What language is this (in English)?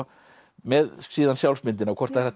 Icelandic